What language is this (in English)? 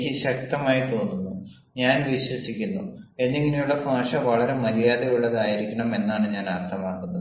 Malayalam